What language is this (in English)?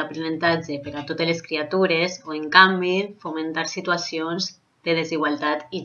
Catalan